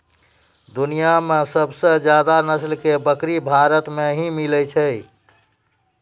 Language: Maithili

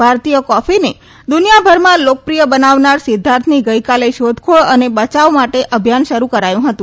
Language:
Gujarati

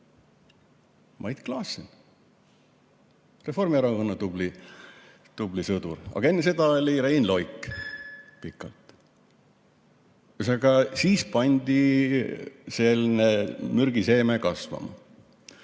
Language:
Estonian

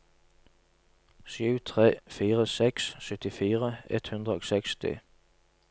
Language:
Norwegian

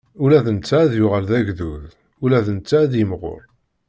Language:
Kabyle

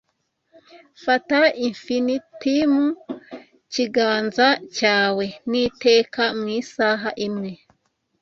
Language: Kinyarwanda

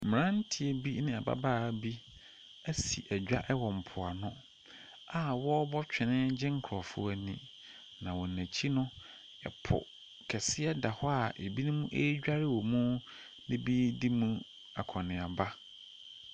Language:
Akan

